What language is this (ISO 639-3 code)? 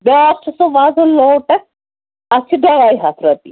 kas